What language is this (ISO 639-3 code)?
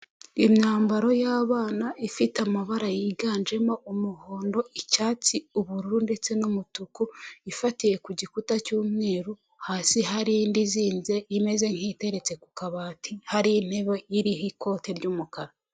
kin